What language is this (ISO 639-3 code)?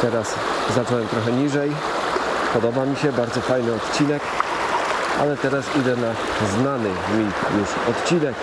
pol